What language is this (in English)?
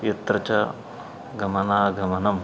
Sanskrit